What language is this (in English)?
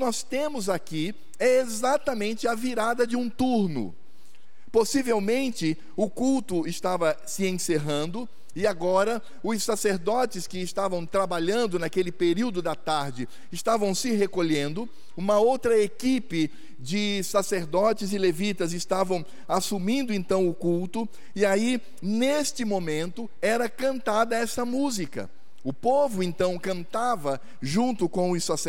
Portuguese